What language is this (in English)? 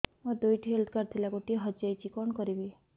Odia